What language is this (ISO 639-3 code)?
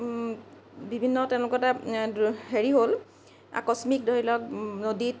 asm